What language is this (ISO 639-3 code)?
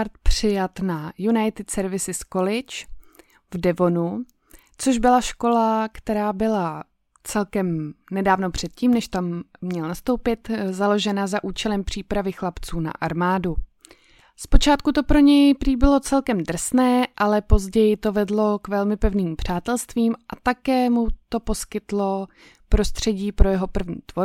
ces